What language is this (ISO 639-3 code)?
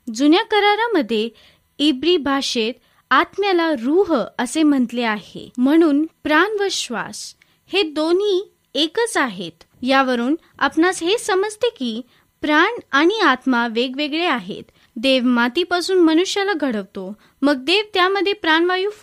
mar